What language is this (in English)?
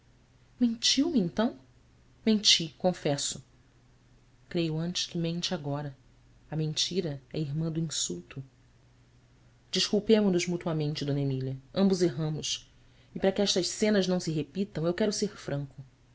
Portuguese